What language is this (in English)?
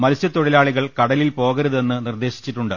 Malayalam